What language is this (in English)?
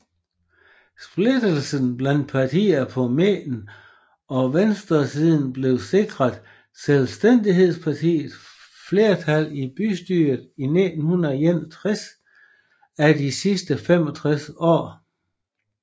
Danish